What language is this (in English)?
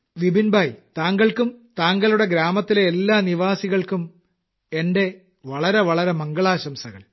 Malayalam